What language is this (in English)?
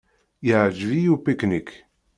Kabyle